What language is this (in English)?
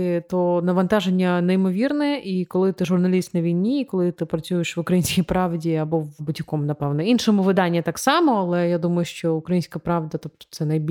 Ukrainian